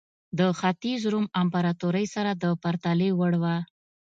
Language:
Pashto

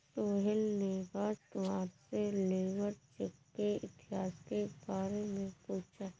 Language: Hindi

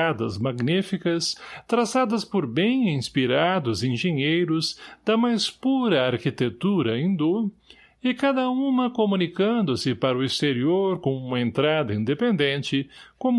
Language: Portuguese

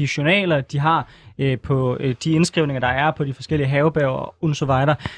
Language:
Danish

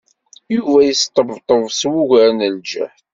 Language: Kabyle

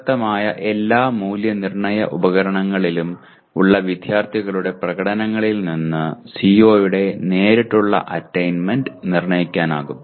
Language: Malayalam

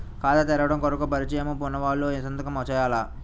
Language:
Telugu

